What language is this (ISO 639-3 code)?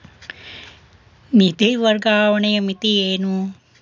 kan